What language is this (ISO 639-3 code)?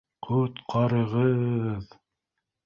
bak